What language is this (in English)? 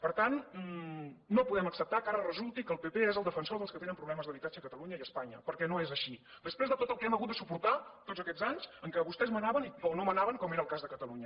Catalan